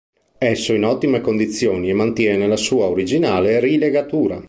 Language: Italian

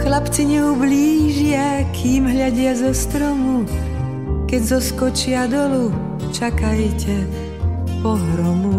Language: Czech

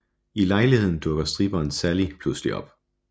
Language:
Danish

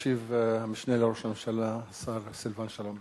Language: Hebrew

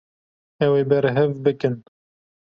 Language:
Kurdish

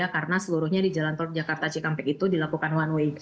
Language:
Indonesian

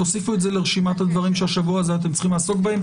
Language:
Hebrew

